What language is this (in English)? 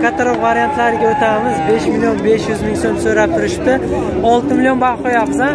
Turkish